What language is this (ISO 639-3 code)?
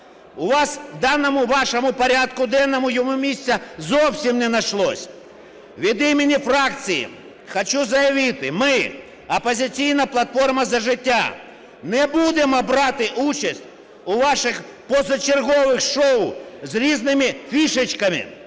ukr